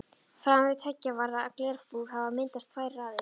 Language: Icelandic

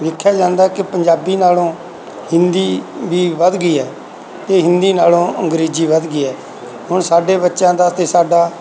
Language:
Punjabi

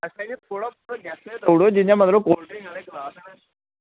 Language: Dogri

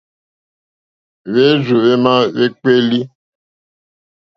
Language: Mokpwe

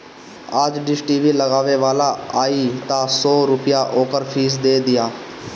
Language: Bhojpuri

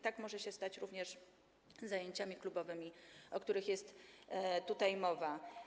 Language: Polish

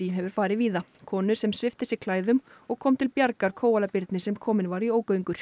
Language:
Icelandic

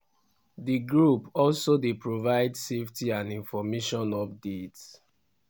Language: Nigerian Pidgin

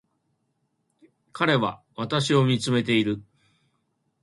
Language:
Japanese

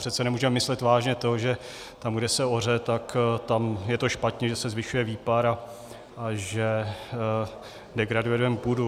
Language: Czech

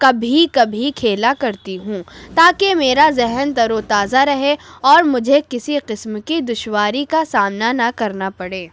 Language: Urdu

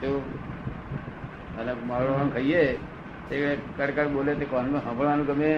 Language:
Gujarati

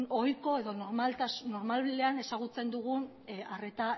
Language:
Basque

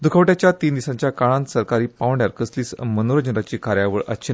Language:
Konkani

